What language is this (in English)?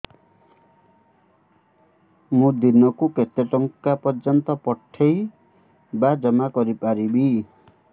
Odia